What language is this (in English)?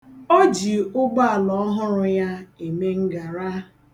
Igbo